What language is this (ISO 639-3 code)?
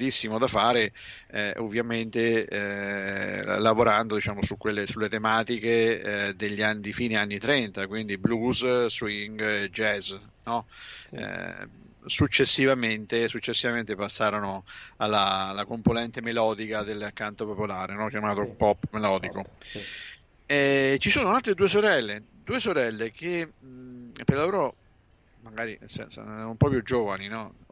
ita